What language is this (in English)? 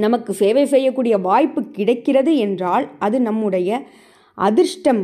Tamil